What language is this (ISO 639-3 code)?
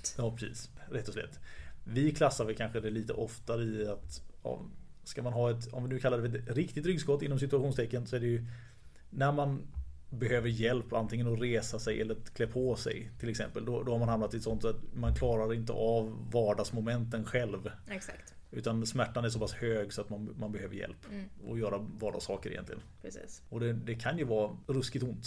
swe